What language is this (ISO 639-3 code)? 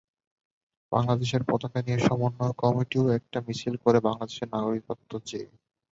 ben